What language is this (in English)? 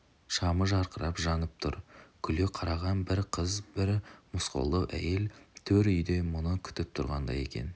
Kazakh